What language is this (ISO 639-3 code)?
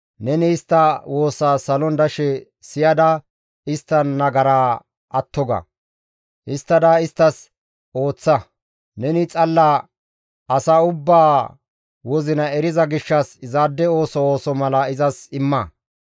gmv